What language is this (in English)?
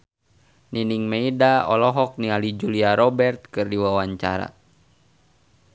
Sundanese